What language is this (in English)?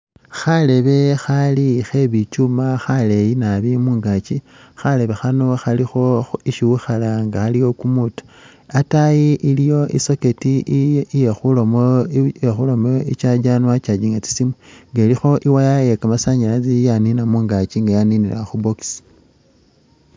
Masaaba